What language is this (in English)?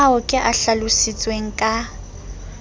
Southern Sotho